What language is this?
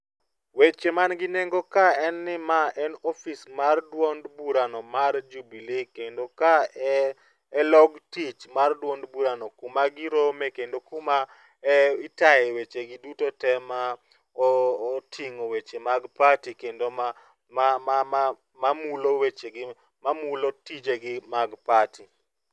Luo (Kenya and Tanzania)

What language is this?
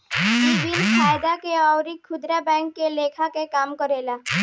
Bhojpuri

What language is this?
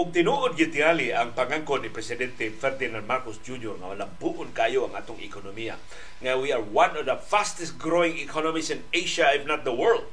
Filipino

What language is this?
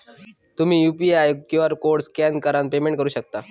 Marathi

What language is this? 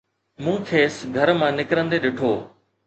Sindhi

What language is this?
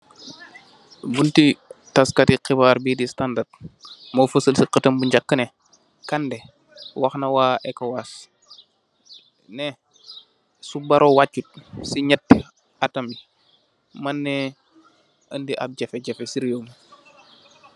Wolof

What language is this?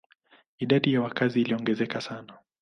Swahili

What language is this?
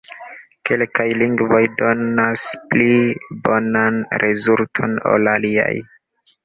Esperanto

